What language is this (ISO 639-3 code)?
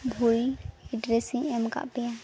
sat